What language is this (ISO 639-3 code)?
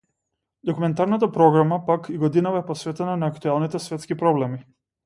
mkd